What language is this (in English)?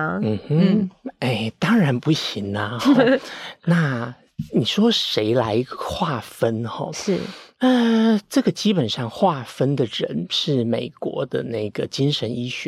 Chinese